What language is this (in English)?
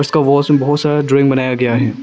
Hindi